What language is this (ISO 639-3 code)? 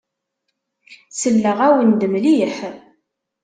kab